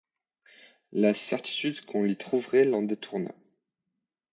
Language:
French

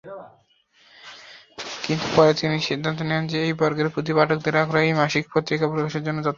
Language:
Bangla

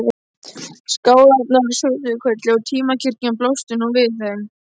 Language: Icelandic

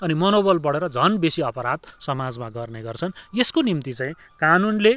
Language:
Nepali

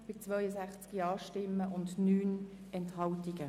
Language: Swiss German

